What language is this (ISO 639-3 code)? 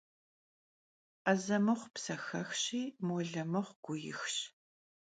kbd